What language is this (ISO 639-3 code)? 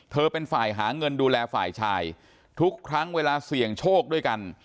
tha